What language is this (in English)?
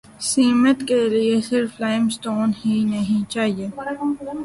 Urdu